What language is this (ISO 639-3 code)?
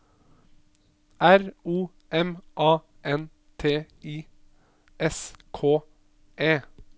nor